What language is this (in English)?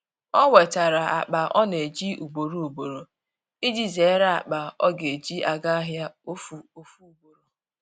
Igbo